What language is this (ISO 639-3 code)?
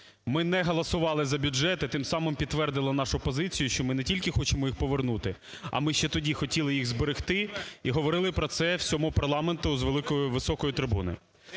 ukr